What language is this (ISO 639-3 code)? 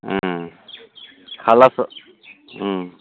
brx